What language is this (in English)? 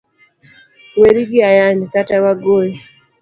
Luo (Kenya and Tanzania)